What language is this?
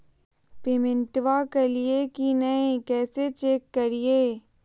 Magahi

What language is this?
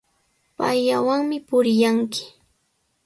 Sihuas Ancash Quechua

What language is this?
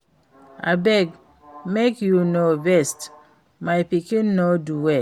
Nigerian Pidgin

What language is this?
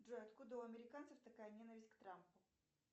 Russian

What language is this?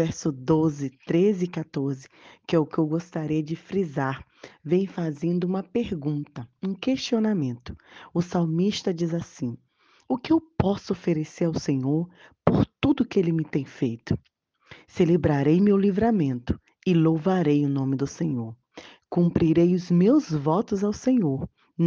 Portuguese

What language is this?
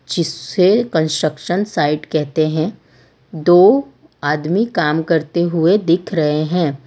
Hindi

